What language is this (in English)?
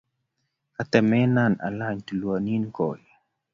Kalenjin